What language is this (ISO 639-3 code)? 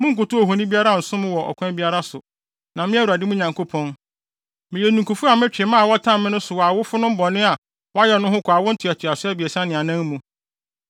aka